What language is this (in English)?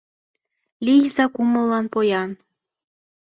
Mari